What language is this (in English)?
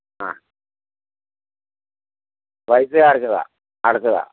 Malayalam